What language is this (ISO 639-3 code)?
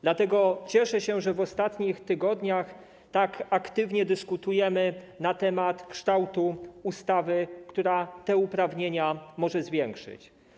pol